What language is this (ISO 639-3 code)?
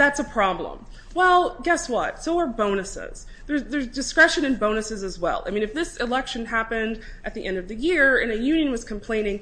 eng